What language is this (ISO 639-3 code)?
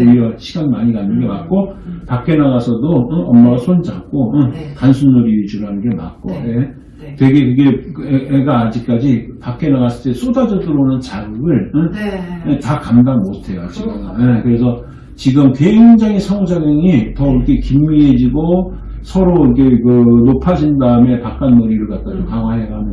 kor